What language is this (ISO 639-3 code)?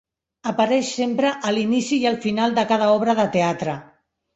cat